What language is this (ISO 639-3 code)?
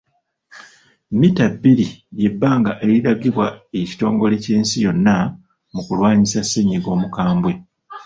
lug